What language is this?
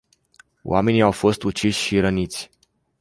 Romanian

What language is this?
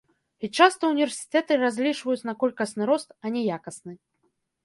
Belarusian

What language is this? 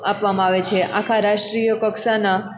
Gujarati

